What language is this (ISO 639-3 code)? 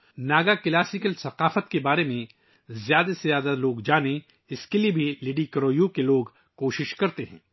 urd